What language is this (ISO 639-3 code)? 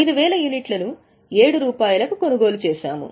tel